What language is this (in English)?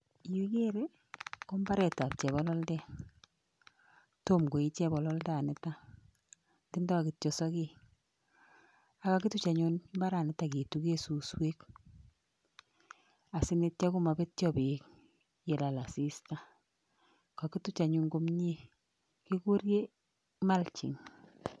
Kalenjin